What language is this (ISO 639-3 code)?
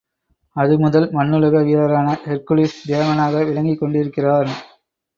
tam